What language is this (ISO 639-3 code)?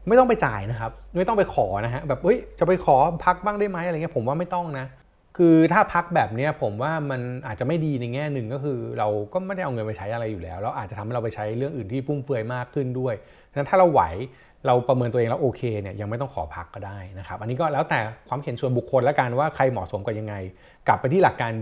tha